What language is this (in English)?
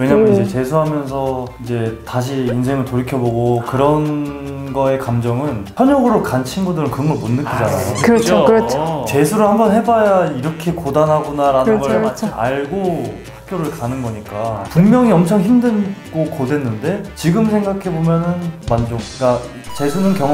Korean